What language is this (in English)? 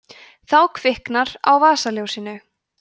Icelandic